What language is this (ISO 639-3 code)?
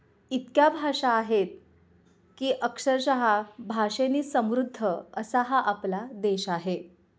mar